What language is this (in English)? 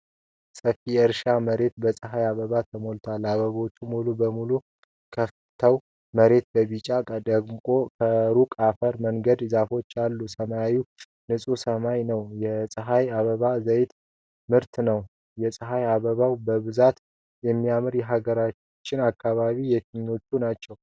Amharic